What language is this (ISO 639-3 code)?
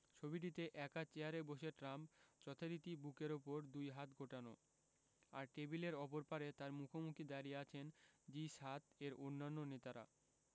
ben